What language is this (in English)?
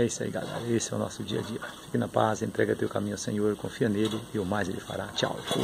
Portuguese